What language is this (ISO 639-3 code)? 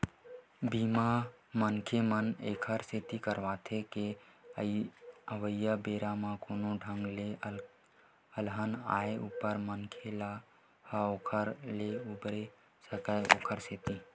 hne